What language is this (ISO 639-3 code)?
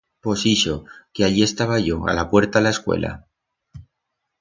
arg